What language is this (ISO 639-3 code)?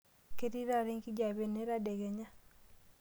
mas